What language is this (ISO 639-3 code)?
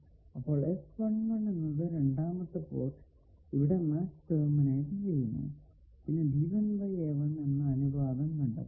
mal